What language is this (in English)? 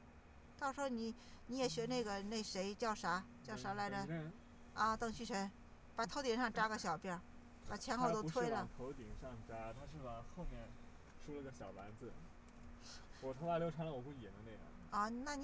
Chinese